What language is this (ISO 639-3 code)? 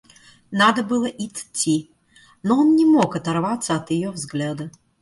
rus